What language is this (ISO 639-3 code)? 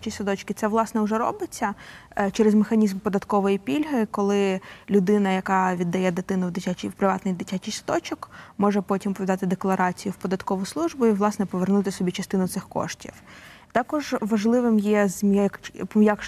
ukr